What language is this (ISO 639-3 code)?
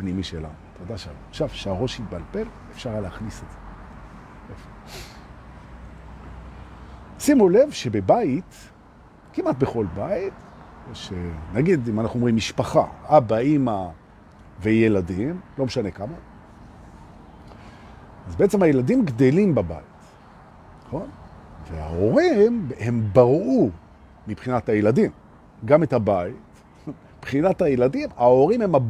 heb